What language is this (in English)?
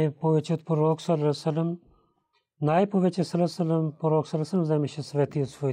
Bulgarian